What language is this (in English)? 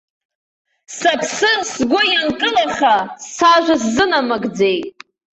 Abkhazian